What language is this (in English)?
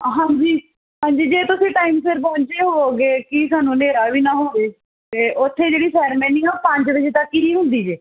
Punjabi